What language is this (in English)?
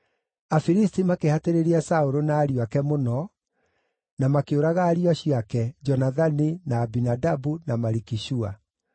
Kikuyu